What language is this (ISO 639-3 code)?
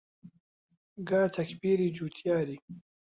ckb